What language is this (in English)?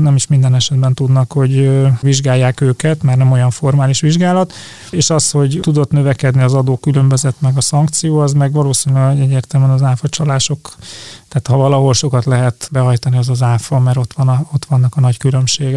Hungarian